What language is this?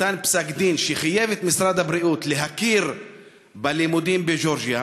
Hebrew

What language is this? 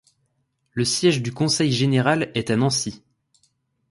French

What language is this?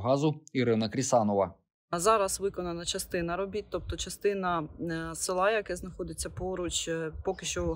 Ukrainian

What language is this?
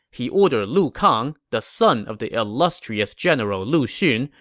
English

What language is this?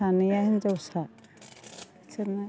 Bodo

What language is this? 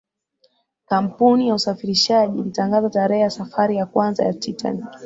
Swahili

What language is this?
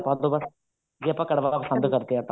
Punjabi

